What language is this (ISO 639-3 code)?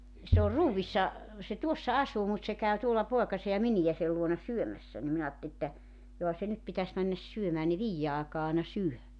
fin